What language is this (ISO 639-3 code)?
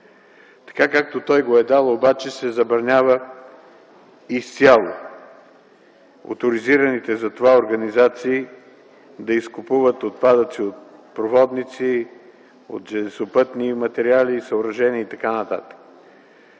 bul